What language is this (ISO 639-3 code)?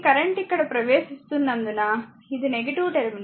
tel